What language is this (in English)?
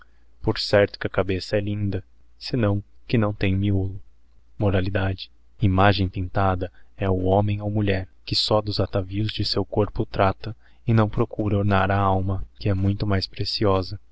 Portuguese